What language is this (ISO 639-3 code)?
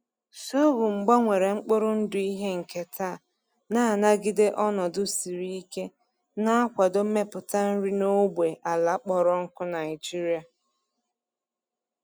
ibo